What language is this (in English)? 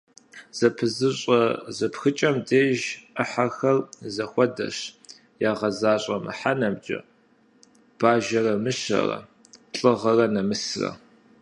Kabardian